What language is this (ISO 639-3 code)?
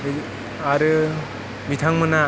brx